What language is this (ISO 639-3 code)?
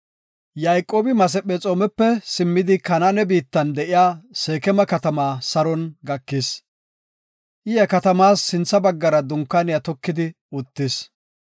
gof